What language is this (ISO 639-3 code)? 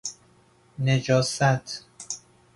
fas